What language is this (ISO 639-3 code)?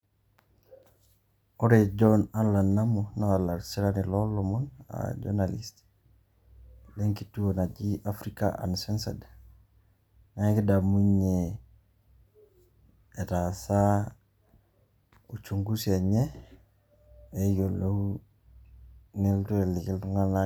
mas